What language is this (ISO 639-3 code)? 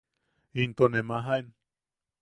yaq